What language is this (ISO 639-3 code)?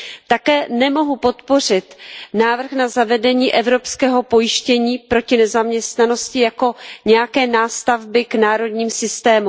ces